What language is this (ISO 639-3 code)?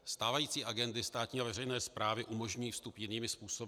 ces